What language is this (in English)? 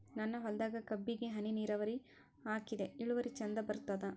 Kannada